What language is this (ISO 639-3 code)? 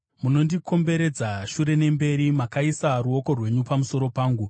sna